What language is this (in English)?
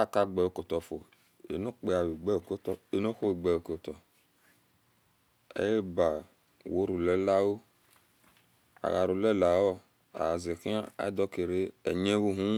Esan